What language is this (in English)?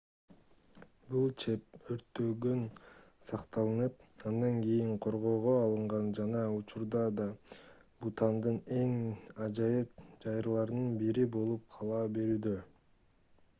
Kyrgyz